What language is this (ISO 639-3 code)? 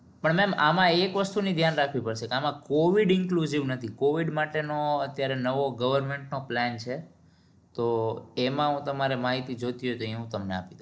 guj